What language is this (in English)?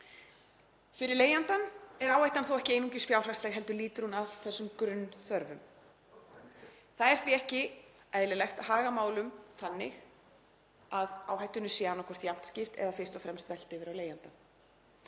Icelandic